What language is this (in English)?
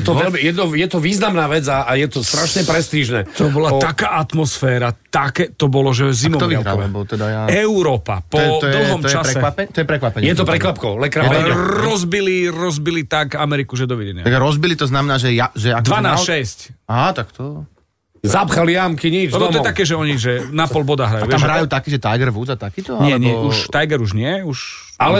Slovak